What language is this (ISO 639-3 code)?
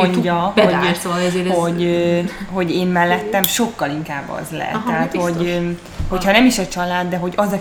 hun